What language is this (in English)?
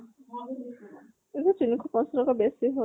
Assamese